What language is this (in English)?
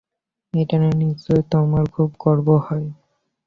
Bangla